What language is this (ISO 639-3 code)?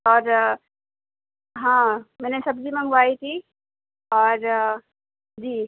urd